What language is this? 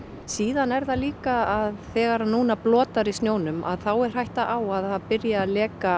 Icelandic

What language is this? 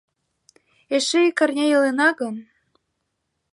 Mari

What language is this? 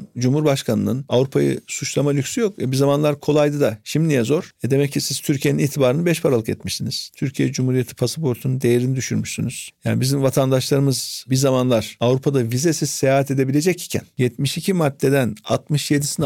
Turkish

